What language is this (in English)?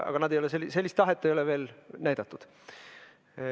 Estonian